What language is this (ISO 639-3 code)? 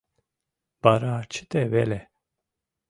chm